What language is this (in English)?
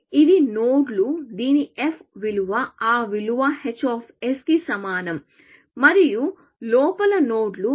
Telugu